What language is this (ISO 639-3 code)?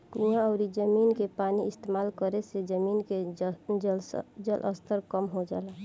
bho